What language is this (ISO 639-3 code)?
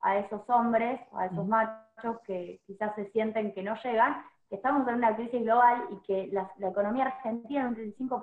spa